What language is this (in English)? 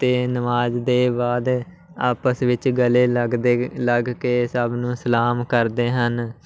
Punjabi